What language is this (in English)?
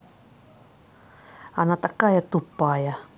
Russian